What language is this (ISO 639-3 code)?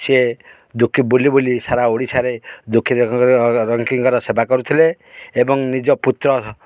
ori